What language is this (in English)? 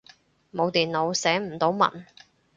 Cantonese